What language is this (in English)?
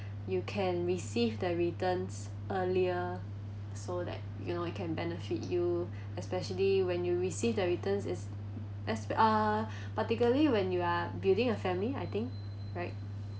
English